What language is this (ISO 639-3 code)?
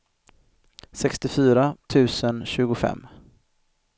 swe